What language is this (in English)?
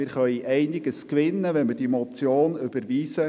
Swiss German